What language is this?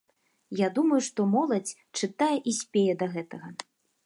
Belarusian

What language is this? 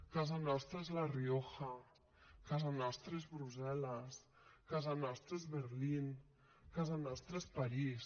Catalan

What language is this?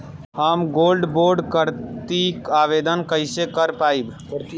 Bhojpuri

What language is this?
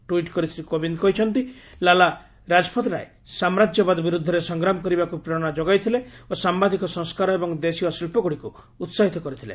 Odia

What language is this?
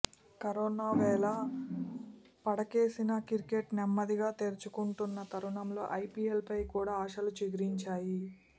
Telugu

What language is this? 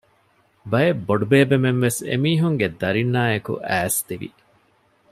Divehi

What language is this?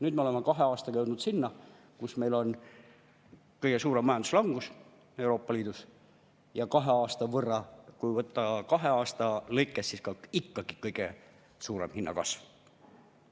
Estonian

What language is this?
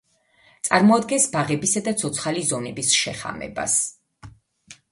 Georgian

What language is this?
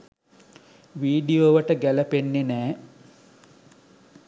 Sinhala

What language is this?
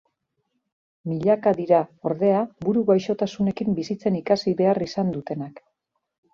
Basque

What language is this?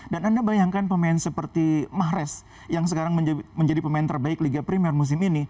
Indonesian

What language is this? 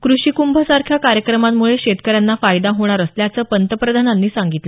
Marathi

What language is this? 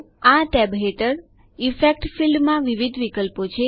Gujarati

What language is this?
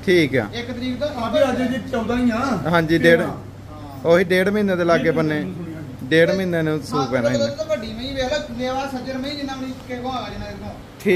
Punjabi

